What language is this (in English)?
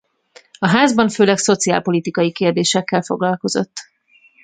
Hungarian